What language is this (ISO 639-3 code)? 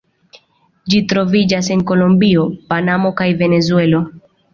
epo